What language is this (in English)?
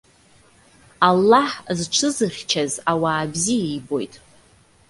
Abkhazian